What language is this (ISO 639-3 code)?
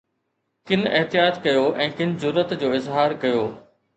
snd